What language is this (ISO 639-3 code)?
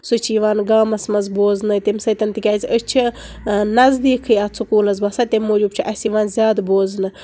kas